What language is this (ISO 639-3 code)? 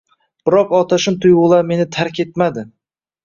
uzb